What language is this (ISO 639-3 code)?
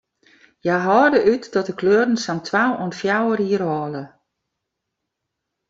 fry